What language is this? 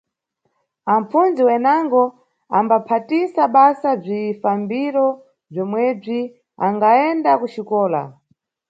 Nyungwe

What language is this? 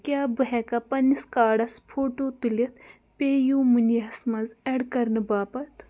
Kashmiri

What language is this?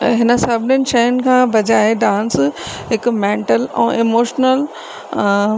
Sindhi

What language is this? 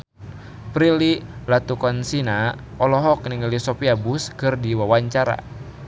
Sundanese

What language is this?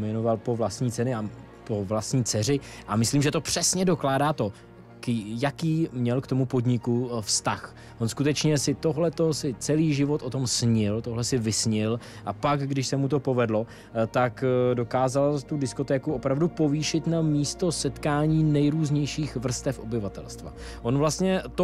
Czech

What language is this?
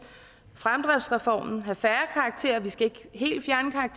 Danish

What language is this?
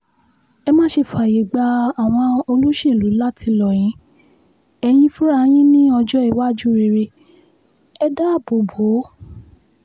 Yoruba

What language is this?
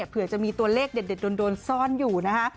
Thai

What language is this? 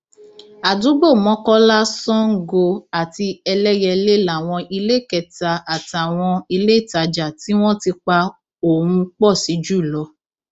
Yoruba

